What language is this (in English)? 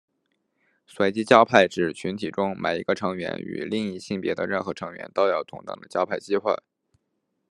Chinese